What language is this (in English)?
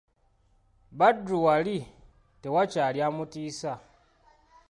Ganda